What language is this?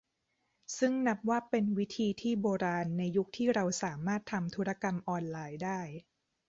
Thai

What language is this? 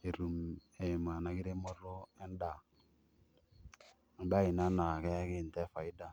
Masai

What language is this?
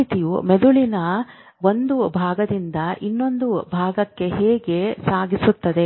Kannada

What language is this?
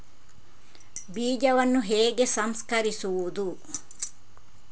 Kannada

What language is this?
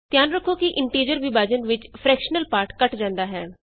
Punjabi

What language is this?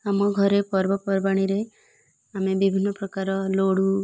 Odia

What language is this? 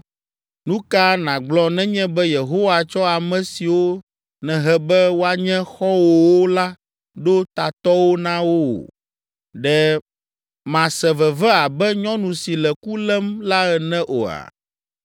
Ewe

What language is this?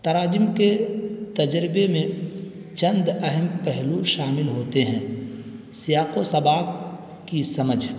Urdu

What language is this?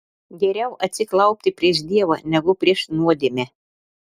Lithuanian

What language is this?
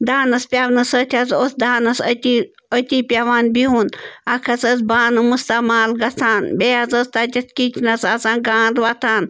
Kashmiri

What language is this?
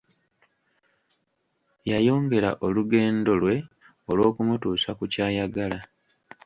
Ganda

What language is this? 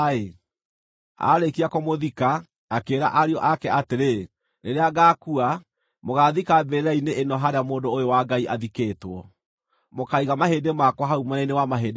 Kikuyu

